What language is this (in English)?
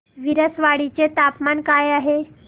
Marathi